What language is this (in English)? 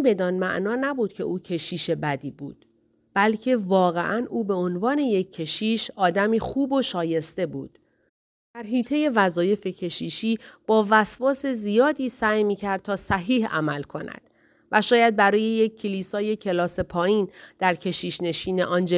Persian